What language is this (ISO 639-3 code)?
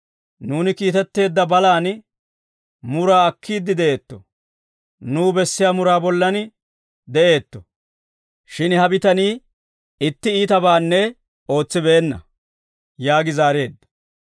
dwr